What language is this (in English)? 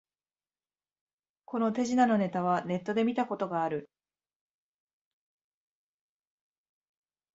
Japanese